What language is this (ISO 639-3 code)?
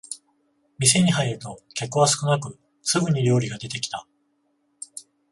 jpn